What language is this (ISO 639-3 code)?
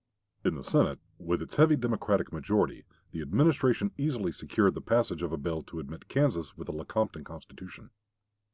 eng